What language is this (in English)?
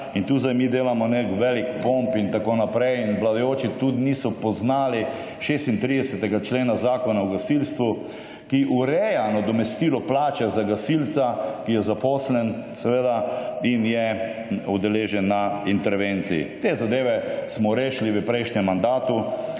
Slovenian